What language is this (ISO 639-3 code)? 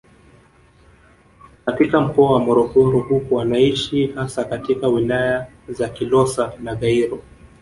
swa